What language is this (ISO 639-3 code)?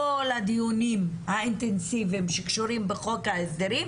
heb